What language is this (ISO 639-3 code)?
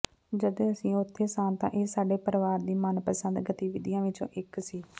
pan